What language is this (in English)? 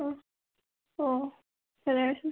Manipuri